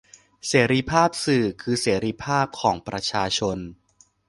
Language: Thai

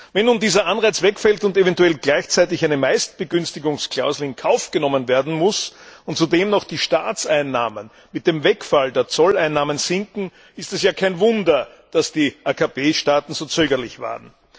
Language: German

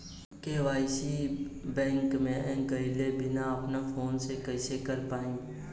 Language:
Bhojpuri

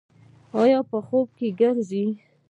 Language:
Pashto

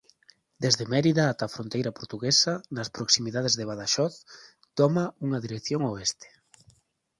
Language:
Galician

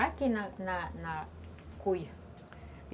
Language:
Portuguese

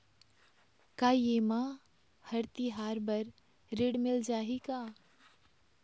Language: Chhattisgarhi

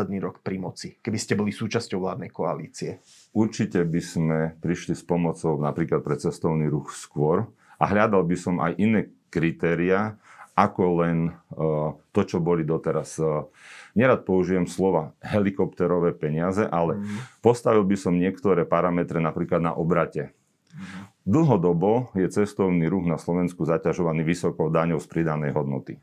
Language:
Slovak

